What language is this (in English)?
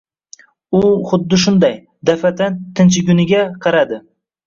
Uzbek